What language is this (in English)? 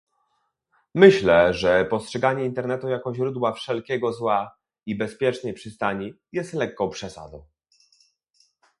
Polish